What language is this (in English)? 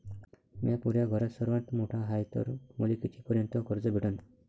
Marathi